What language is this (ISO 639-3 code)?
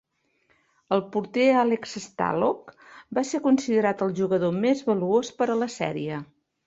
cat